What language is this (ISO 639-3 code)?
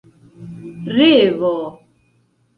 epo